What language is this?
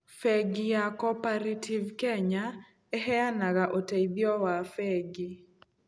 Kikuyu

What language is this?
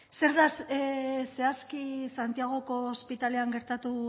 Basque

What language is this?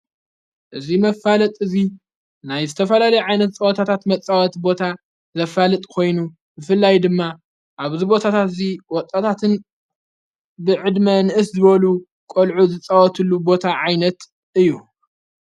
Tigrinya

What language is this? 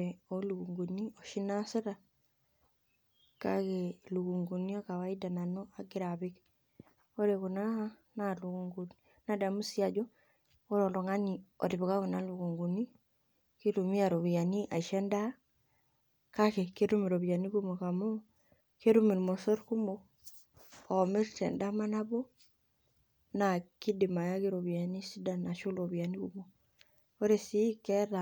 Masai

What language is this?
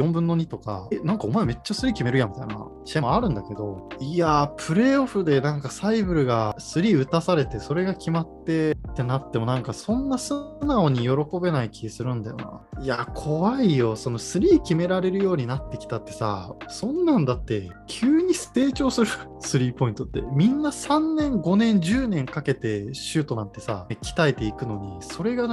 Japanese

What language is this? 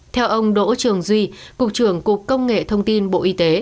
Vietnamese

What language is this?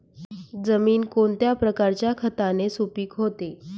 Marathi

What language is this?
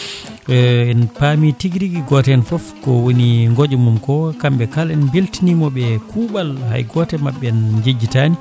Fula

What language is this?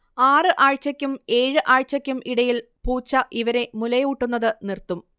Malayalam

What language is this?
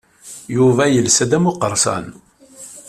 Kabyle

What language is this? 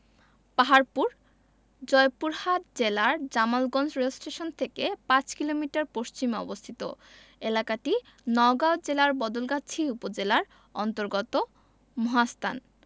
Bangla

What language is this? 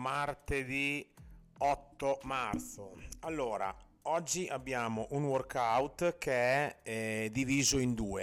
Italian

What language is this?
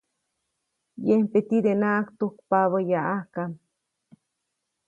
Copainalá Zoque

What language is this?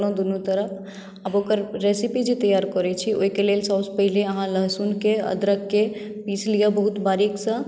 Maithili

